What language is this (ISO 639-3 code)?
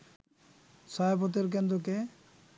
ben